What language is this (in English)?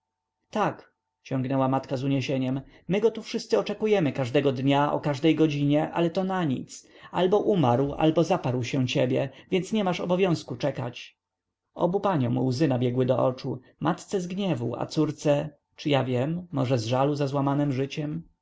Polish